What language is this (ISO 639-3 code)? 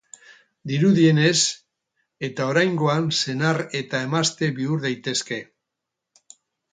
eus